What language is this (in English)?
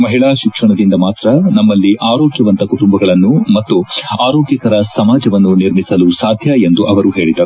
Kannada